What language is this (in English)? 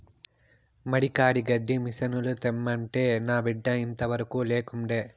Telugu